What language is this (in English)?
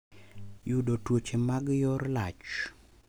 Luo (Kenya and Tanzania)